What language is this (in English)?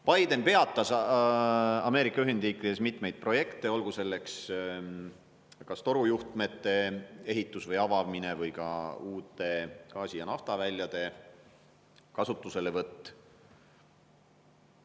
Estonian